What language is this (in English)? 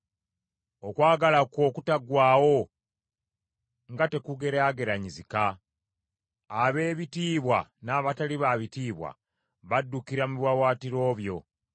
Ganda